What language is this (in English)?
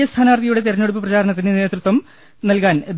Malayalam